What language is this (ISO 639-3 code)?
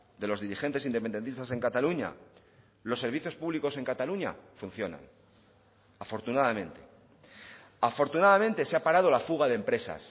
spa